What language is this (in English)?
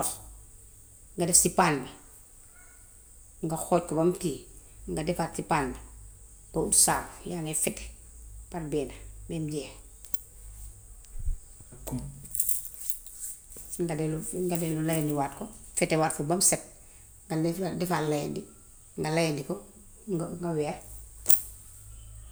Gambian Wolof